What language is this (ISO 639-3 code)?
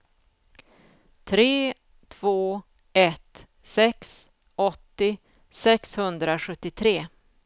swe